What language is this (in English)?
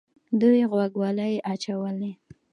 Pashto